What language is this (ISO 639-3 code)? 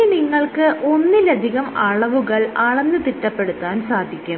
mal